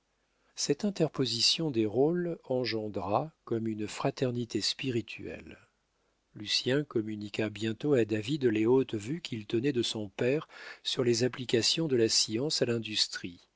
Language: French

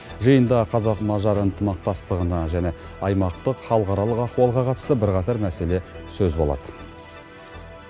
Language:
Kazakh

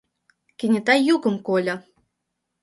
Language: Mari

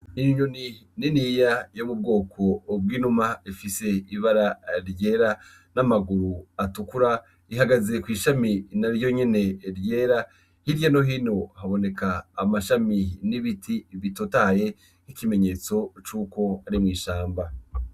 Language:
Rundi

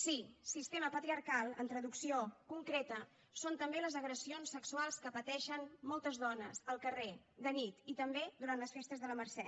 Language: Catalan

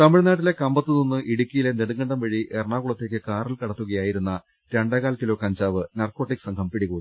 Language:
Malayalam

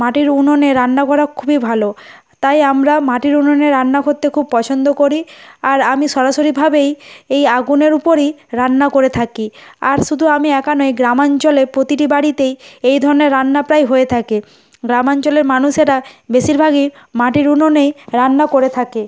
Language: Bangla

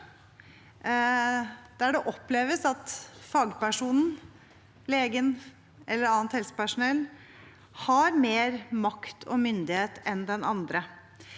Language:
Norwegian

